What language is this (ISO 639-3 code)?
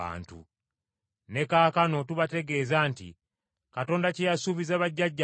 lug